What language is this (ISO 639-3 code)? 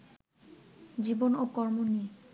ben